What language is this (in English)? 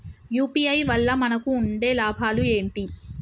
Telugu